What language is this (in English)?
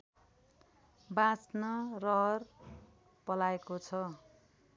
Nepali